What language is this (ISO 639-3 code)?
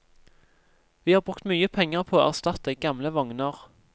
nor